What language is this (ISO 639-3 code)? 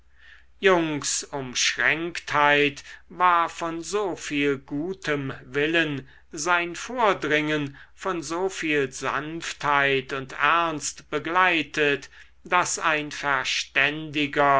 deu